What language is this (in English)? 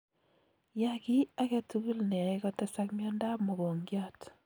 Kalenjin